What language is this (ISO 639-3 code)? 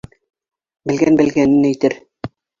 bak